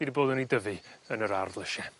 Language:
Welsh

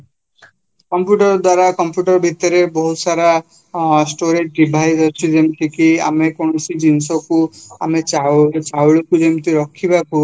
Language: Odia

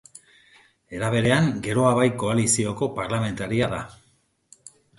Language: Basque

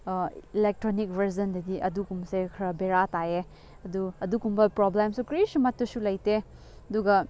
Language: Manipuri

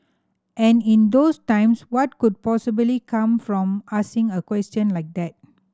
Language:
English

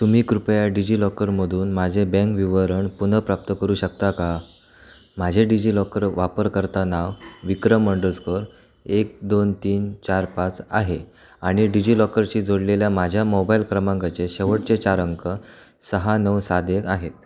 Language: Marathi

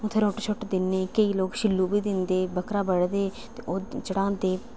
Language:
Dogri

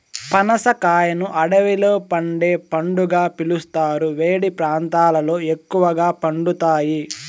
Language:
Telugu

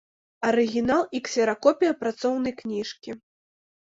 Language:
Belarusian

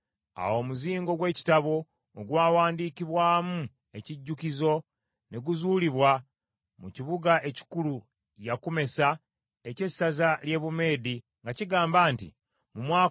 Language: Ganda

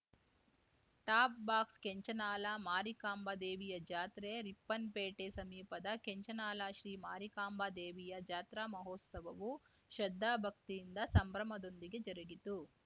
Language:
Kannada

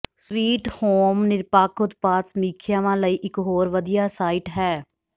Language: Punjabi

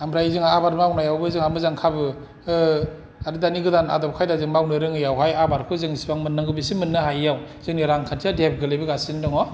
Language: Bodo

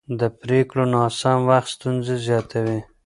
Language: Pashto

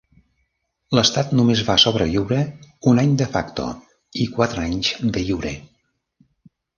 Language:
Catalan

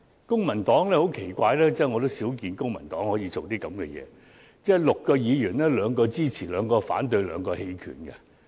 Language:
Cantonese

